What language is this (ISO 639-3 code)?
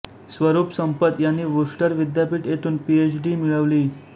mar